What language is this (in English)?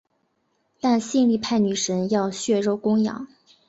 Chinese